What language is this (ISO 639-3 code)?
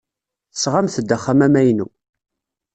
kab